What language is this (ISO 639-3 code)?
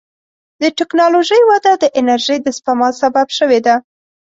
pus